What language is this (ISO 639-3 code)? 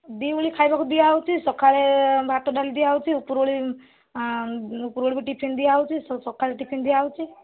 ori